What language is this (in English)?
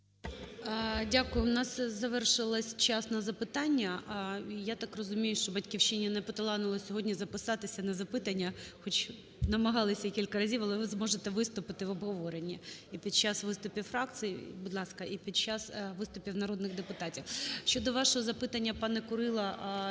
Ukrainian